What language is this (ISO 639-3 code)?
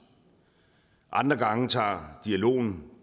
dan